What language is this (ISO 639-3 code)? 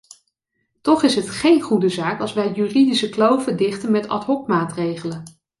nld